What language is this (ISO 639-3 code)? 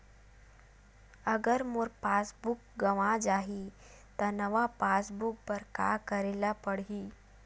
hne